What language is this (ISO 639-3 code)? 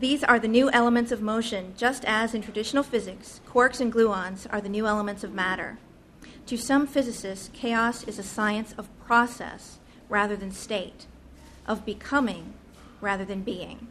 eng